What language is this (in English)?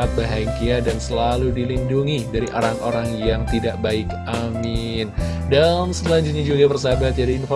Indonesian